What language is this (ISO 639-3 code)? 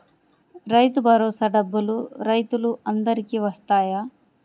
tel